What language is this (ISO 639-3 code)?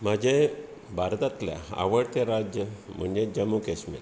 kok